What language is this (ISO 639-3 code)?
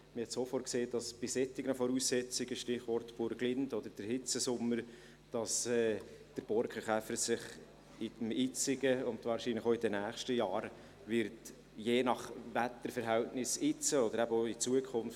gsw